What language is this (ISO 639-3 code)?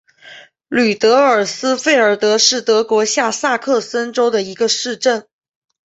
zho